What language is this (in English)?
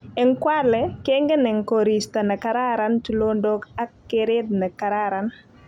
Kalenjin